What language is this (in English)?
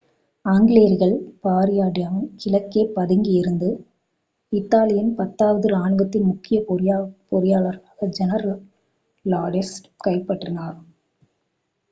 Tamil